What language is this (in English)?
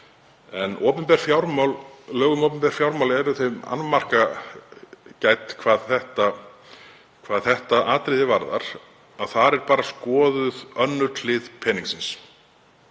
Icelandic